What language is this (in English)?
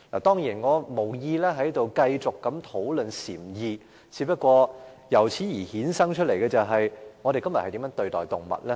Cantonese